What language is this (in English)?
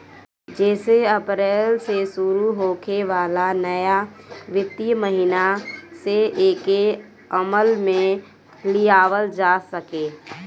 Bhojpuri